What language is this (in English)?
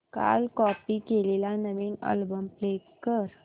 Marathi